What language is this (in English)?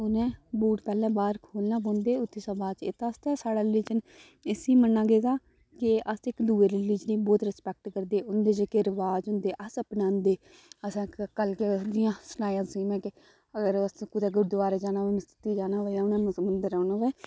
Dogri